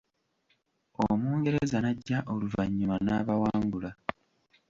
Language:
Ganda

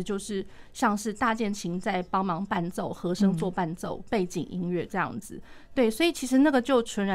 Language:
Chinese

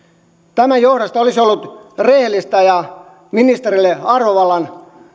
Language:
Finnish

